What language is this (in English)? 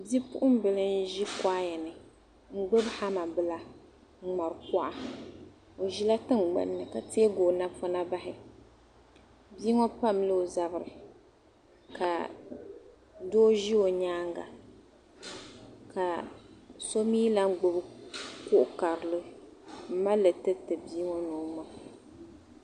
Dagbani